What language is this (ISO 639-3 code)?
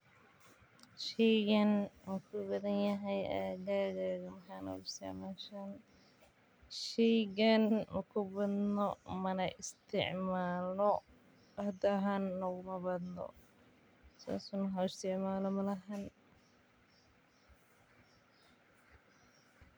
som